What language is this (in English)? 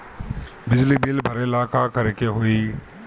Bhojpuri